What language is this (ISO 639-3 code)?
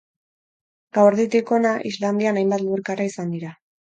eus